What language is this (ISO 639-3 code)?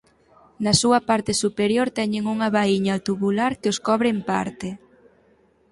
glg